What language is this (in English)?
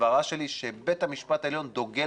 Hebrew